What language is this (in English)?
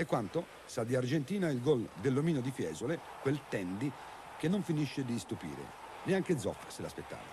Italian